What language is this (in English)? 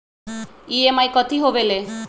Magahi